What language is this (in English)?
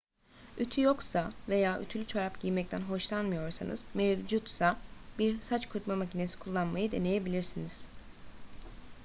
Turkish